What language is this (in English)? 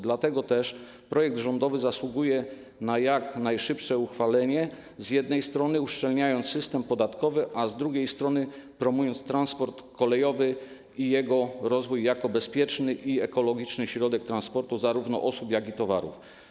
Polish